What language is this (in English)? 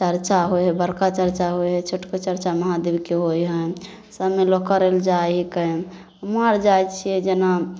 Maithili